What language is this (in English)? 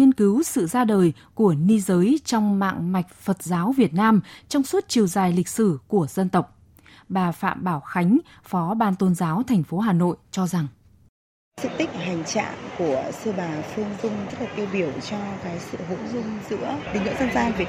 Vietnamese